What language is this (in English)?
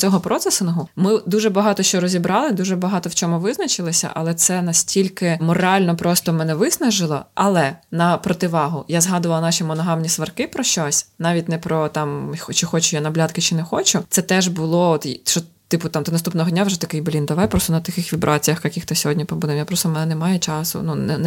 Ukrainian